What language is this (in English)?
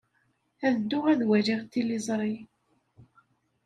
Kabyle